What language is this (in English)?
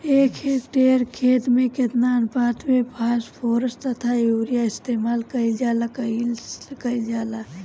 Bhojpuri